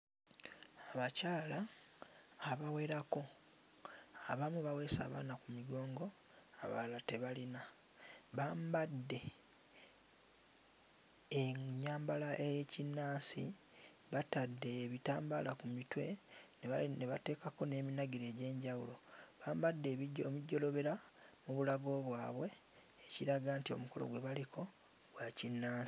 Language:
Ganda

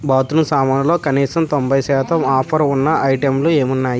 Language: Telugu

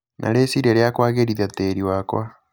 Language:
Kikuyu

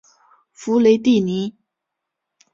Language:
Chinese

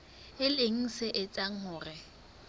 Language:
Southern Sotho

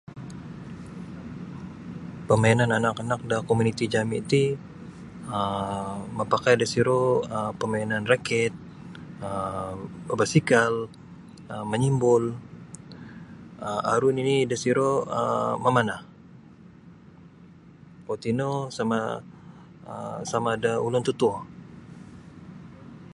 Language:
Sabah Bisaya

